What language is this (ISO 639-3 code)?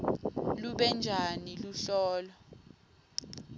ssw